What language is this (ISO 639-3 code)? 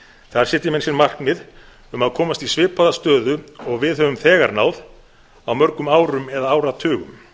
isl